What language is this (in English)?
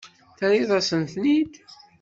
Kabyle